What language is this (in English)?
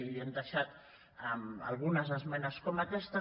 Catalan